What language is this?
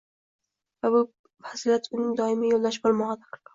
Uzbek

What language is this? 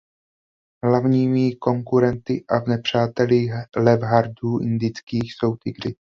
Czech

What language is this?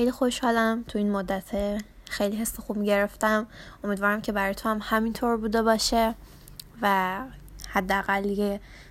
Persian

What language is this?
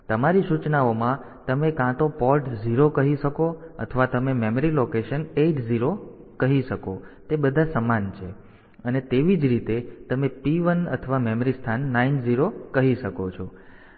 Gujarati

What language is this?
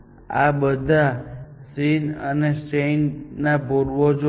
Gujarati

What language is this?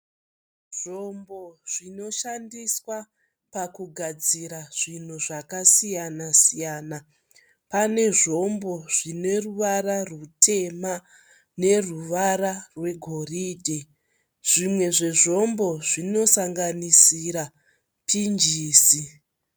Shona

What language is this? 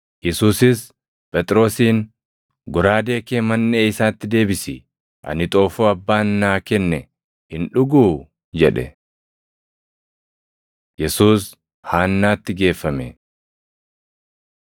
Oromo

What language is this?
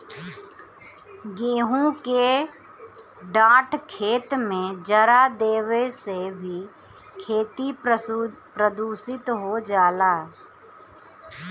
Bhojpuri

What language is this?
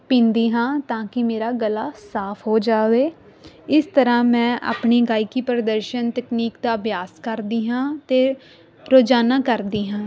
Punjabi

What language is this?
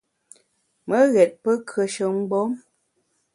Bamun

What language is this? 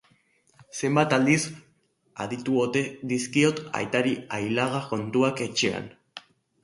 Basque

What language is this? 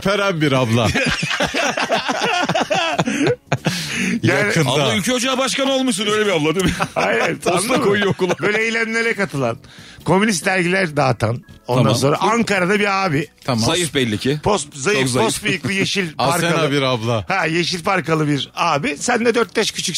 Turkish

